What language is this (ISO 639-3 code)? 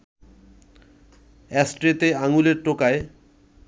ben